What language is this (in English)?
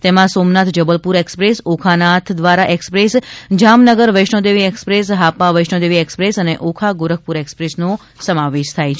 Gujarati